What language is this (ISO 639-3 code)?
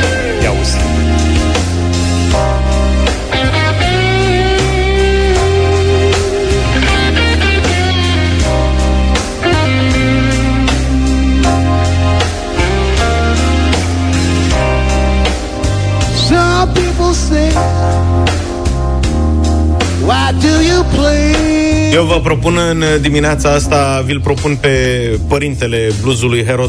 ron